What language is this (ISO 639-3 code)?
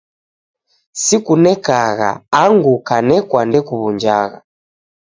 dav